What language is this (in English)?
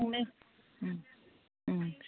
Bodo